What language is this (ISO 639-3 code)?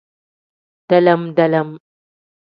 kdh